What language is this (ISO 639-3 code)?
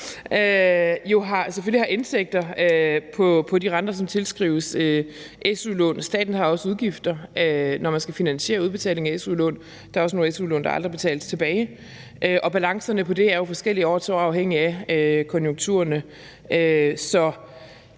dan